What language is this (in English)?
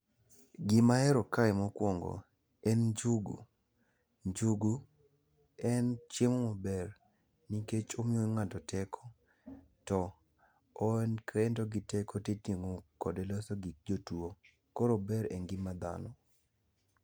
Luo (Kenya and Tanzania)